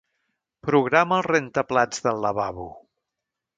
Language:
Catalan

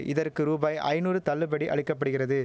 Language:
Tamil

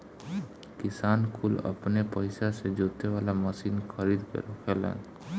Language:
Bhojpuri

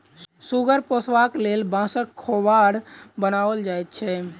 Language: Maithili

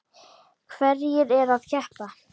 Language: Icelandic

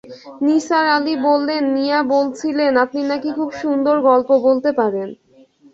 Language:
Bangla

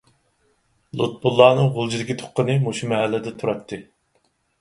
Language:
Uyghur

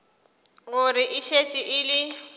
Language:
Northern Sotho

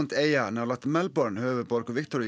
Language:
Icelandic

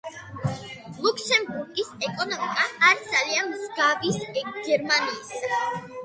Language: Georgian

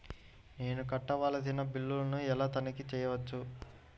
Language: Telugu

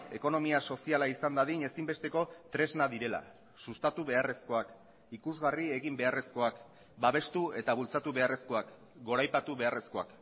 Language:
Basque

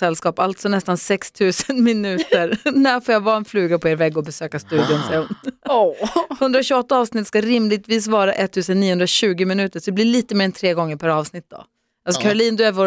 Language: Swedish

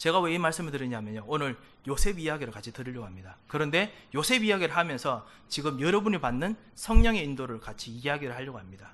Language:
Korean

